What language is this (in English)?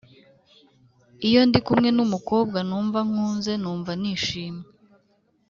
Kinyarwanda